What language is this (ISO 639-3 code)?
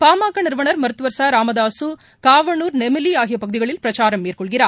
tam